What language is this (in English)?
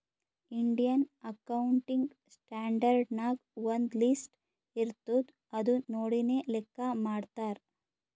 Kannada